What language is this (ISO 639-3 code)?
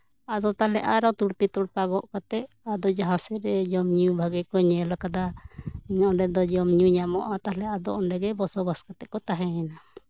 sat